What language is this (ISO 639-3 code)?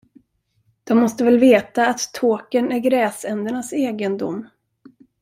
swe